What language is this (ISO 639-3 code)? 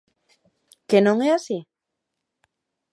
glg